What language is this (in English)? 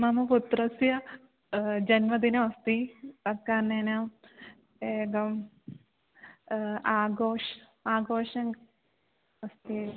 Sanskrit